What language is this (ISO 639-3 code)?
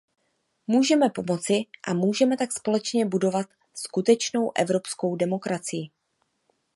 ces